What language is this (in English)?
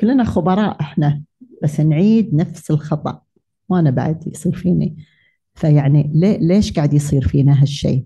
Arabic